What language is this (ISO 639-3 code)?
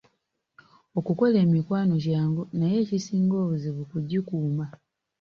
lug